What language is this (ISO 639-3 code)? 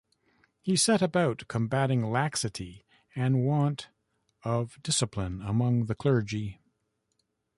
eng